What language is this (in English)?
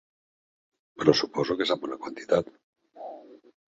Catalan